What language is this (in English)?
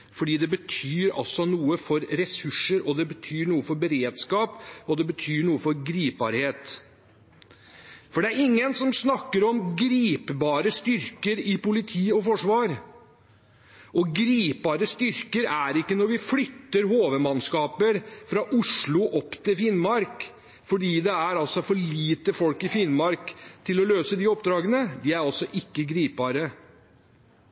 Norwegian Bokmål